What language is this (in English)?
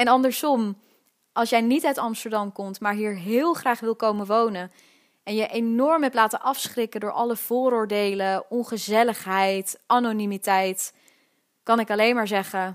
Dutch